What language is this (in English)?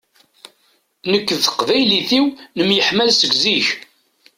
Kabyle